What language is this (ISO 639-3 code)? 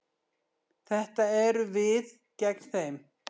isl